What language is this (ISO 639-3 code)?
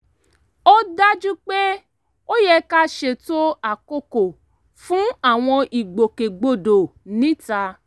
yor